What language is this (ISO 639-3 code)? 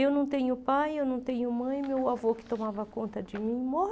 por